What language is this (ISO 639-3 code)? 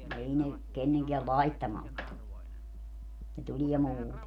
fin